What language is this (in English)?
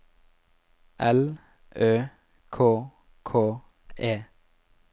Norwegian